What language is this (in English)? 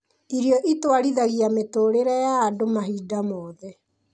Kikuyu